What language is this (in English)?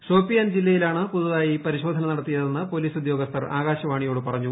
Malayalam